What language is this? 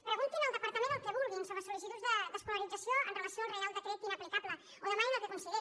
Catalan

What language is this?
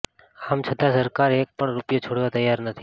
Gujarati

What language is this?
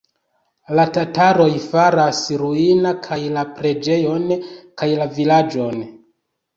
Esperanto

